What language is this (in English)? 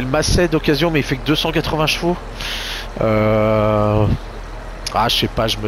French